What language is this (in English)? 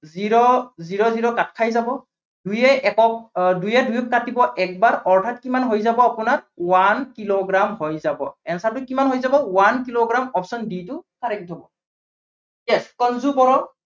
Assamese